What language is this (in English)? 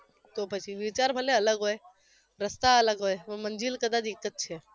Gujarati